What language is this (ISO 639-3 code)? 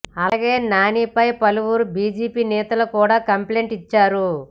tel